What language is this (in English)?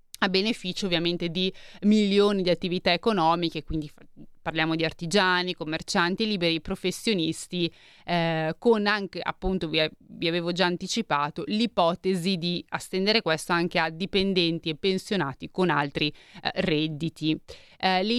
Italian